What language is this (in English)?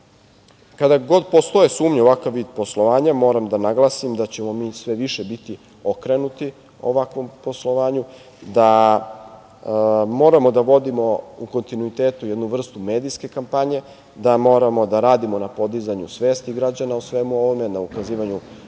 Serbian